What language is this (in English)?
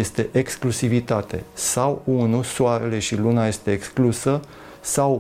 Romanian